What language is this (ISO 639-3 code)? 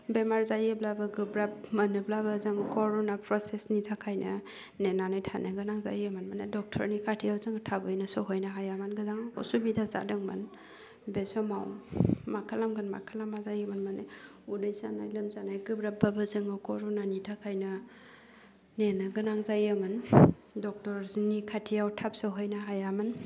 brx